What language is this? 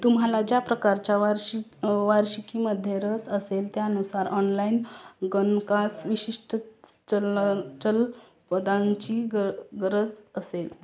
Marathi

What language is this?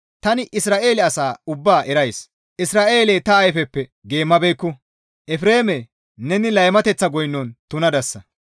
Gamo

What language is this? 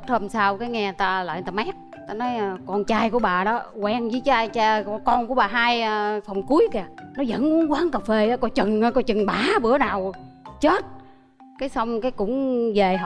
Vietnamese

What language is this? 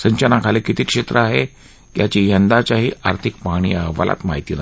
Marathi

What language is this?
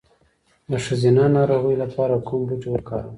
Pashto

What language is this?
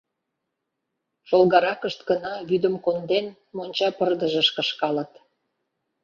Mari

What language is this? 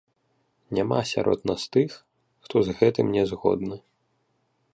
Belarusian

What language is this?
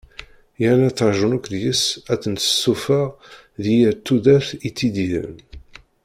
Kabyle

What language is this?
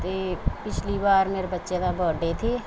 Punjabi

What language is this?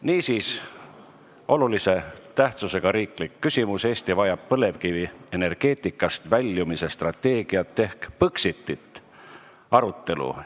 Estonian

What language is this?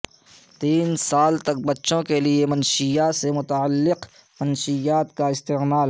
Urdu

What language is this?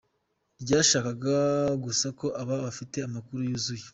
Kinyarwanda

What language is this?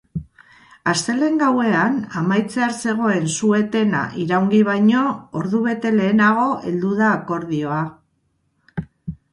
Basque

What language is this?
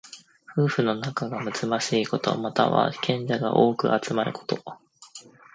Japanese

